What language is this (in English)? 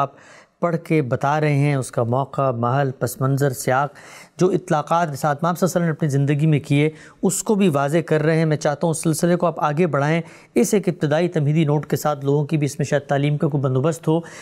Urdu